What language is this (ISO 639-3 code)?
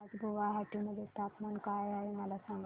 mar